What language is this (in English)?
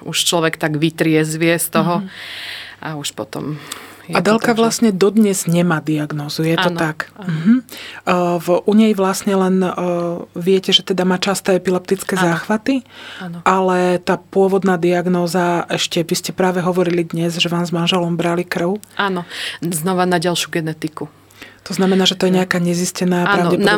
Slovak